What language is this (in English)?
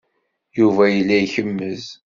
Kabyle